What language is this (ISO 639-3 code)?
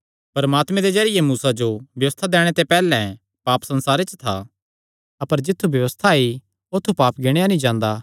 xnr